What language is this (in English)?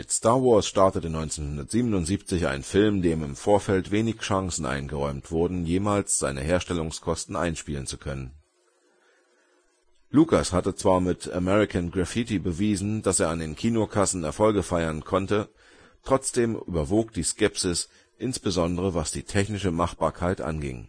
German